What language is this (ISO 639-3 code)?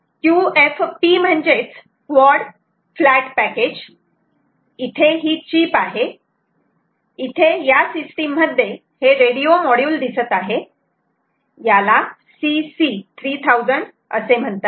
mar